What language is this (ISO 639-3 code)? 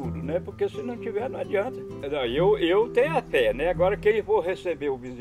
por